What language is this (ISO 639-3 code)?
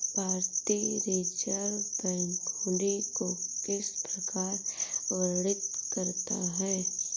hin